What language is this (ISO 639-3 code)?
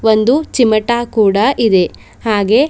kan